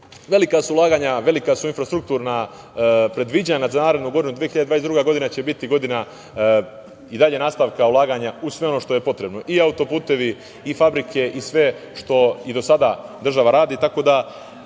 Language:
Serbian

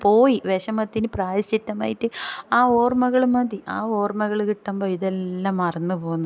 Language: Malayalam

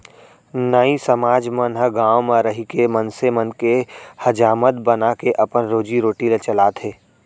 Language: Chhattisgarhi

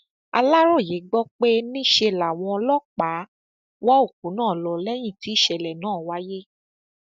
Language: Yoruba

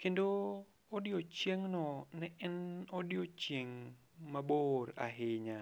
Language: Luo (Kenya and Tanzania)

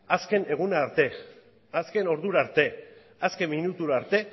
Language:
Basque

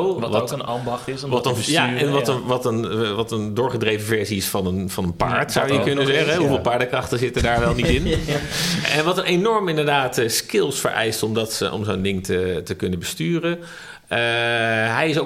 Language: Dutch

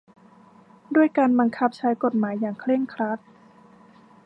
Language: Thai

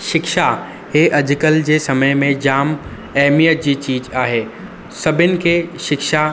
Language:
Sindhi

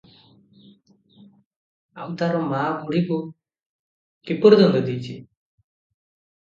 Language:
Odia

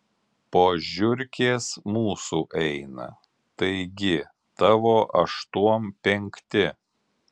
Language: Lithuanian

